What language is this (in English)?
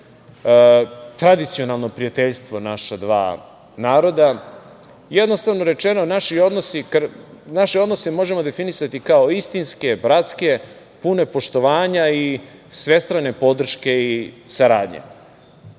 Serbian